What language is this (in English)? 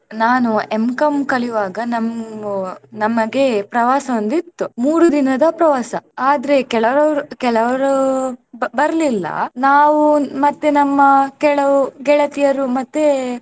Kannada